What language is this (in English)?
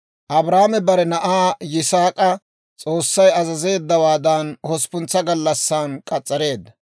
Dawro